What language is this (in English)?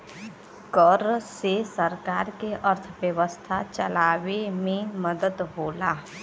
Bhojpuri